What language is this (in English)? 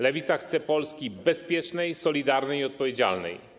Polish